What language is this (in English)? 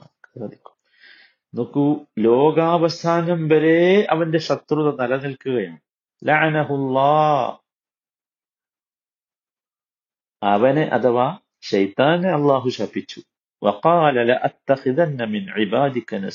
Malayalam